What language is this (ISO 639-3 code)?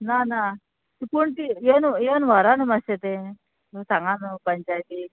kok